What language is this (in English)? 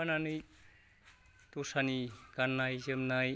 Bodo